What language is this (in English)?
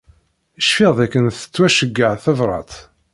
Kabyle